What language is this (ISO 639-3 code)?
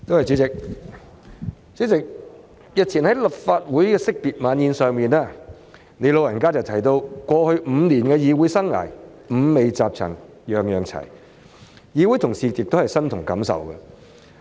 yue